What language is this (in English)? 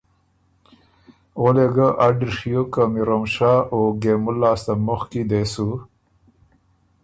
Ormuri